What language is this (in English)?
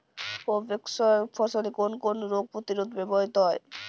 Bangla